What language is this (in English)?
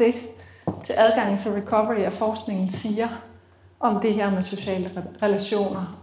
Danish